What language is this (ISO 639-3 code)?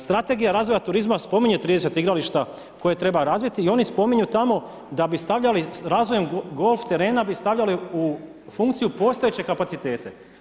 hrv